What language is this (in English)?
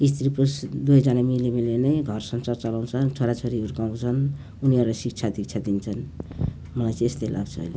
Nepali